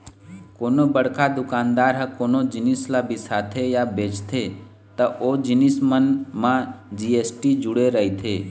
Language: Chhattisgarhi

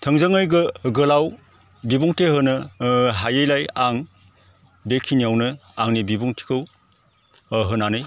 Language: Bodo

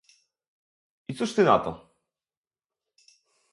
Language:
Polish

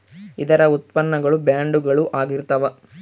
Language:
Kannada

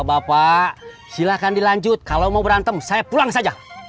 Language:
Indonesian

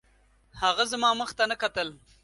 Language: Pashto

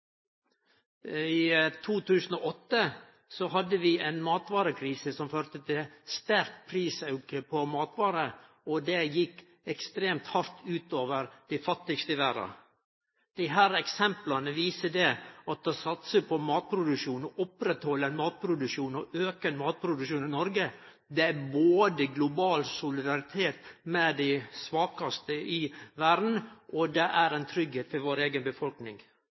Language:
Norwegian Nynorsk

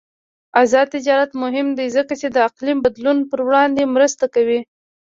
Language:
Pashto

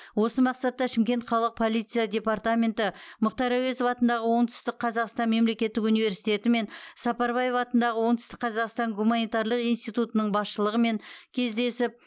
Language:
Kazakh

